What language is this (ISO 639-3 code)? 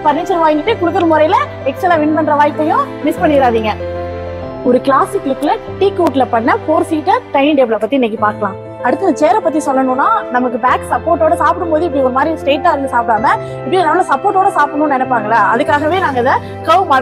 jpn